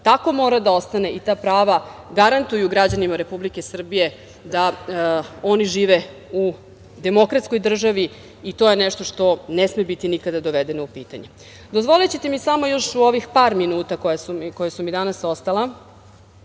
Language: Serbian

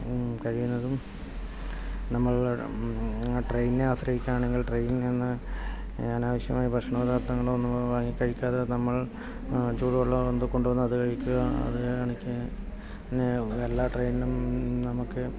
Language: Malayalam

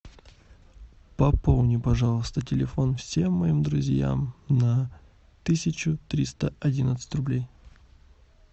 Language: Russian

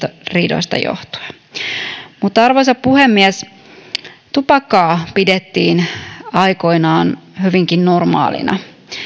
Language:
Finnish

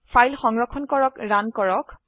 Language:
Assamese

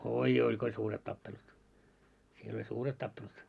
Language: Finnish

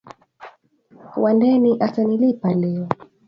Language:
Swahili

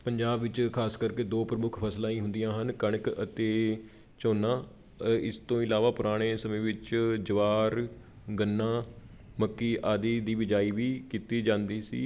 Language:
Punjabi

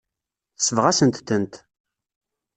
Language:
Kabyle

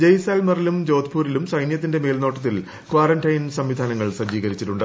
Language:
Malayalam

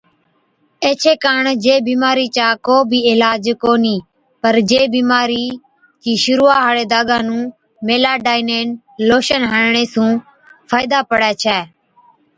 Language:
Od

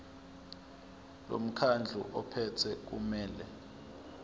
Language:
Zulu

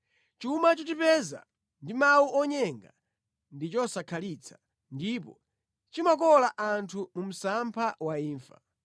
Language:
Nyanja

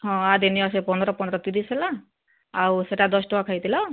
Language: Odia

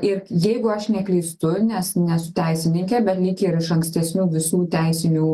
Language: Lithuanian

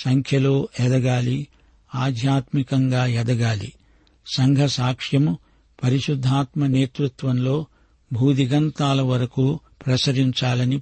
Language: Telugu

